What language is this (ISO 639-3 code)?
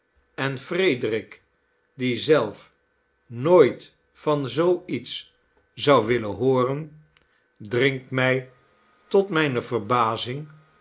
nld